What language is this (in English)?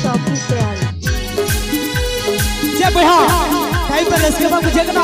Indonesian